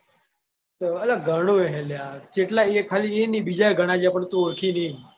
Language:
Gujarati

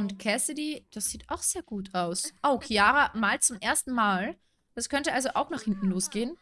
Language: German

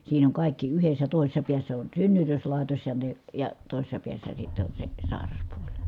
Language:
Finnish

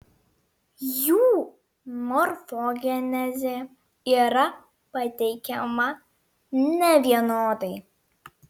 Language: Lithuanian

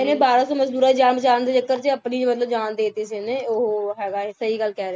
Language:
Punjabi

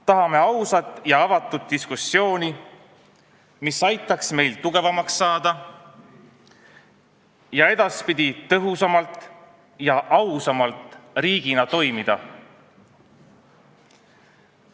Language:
Estonian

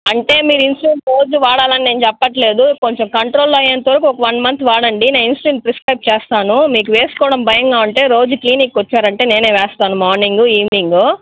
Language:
Telugu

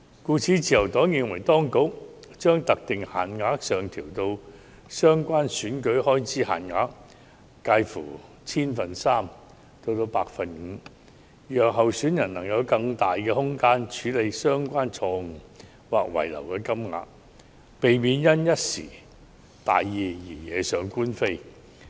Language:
Cantonese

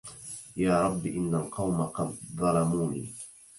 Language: Arabic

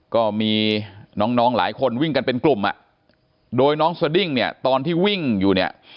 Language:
Thai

